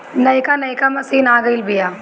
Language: Bhojpuri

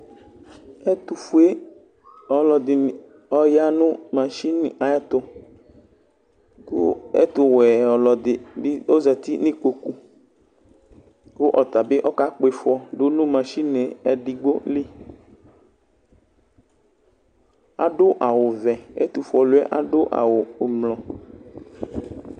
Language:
Ikposo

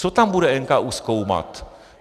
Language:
Czech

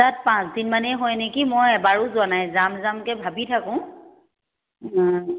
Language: Assamese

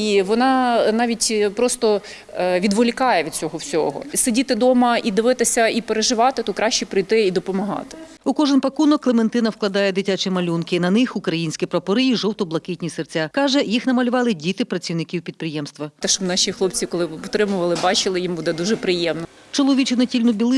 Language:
Ukrainian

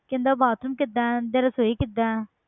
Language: Punjabi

